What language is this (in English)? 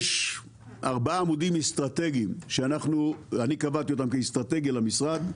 Hebrew